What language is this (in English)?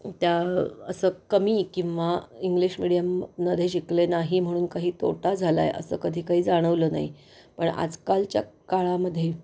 Marathi